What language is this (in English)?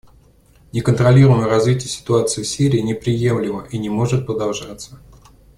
Russian